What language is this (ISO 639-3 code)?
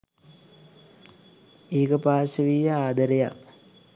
sin